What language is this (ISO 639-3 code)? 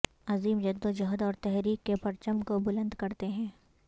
urd